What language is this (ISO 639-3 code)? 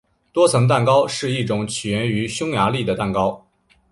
zho